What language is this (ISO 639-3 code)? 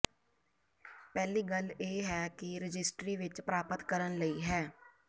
pan